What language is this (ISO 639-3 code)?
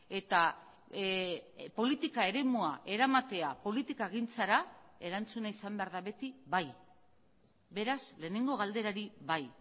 eus